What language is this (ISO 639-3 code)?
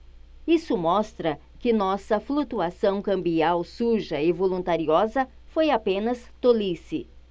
por